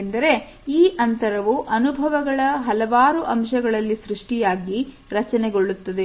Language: Kannada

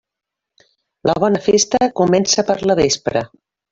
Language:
Catalan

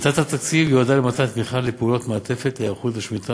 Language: Hebrew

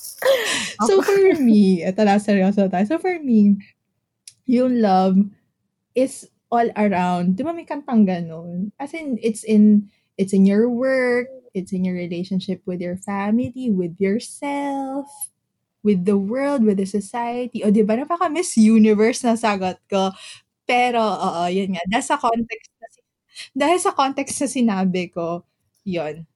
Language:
Filipino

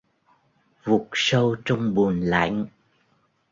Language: Vietnamese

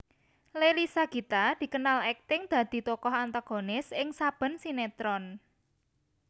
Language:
Javanese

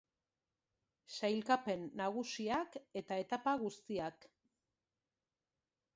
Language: Basque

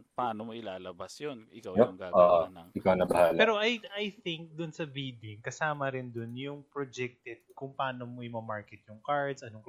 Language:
Filipino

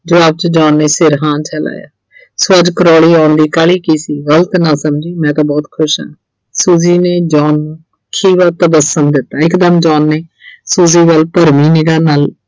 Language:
Punjabi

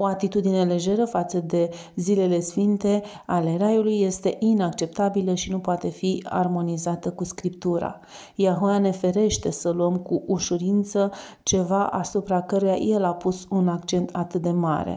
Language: Romanian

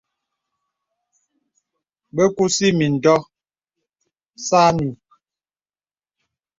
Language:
Bebele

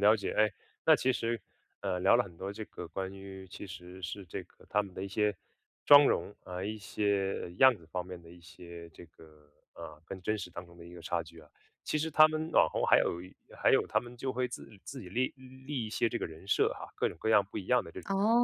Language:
Chinese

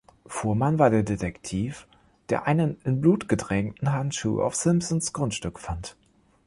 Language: German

